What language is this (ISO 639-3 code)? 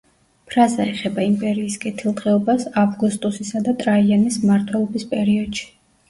kat